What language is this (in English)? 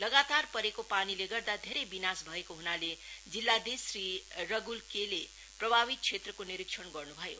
Nepali